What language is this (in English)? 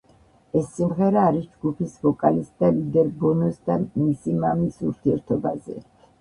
Georgian